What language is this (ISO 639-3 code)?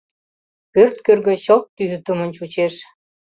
chm